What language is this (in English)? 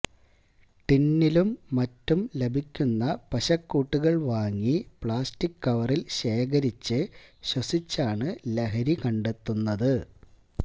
Malayalam